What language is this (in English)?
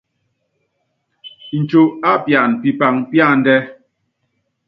Yangben